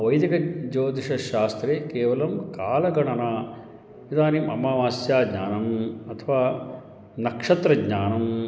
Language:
Sanskrit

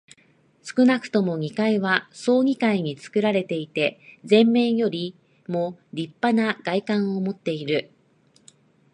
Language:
Japanese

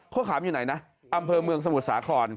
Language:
Thai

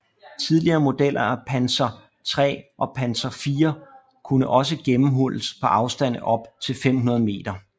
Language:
Danish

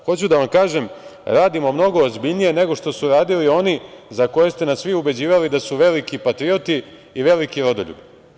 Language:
Serbian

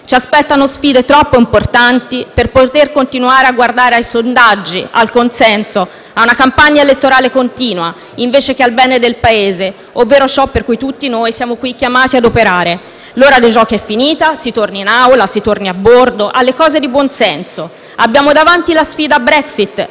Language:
Italian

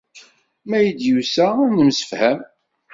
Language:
Kabyle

